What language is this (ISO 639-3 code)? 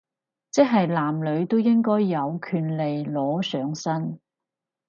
yue